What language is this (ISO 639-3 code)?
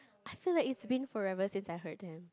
eng